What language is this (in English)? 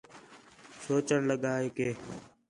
Khetrani